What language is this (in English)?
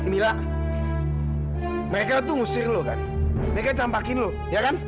Indonesian